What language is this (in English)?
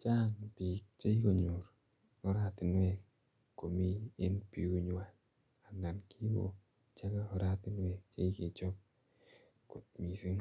Kalenjin